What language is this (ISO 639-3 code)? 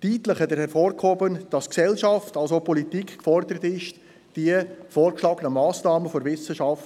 gsw